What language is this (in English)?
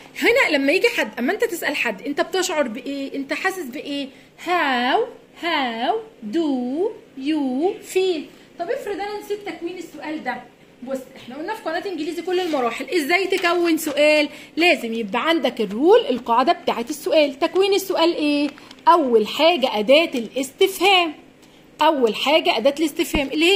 Arabic